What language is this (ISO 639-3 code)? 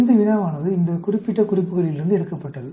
tam